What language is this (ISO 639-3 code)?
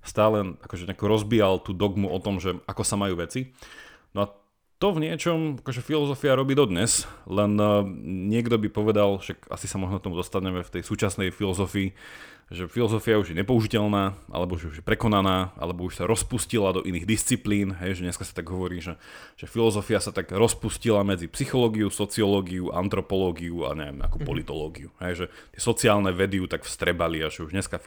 slk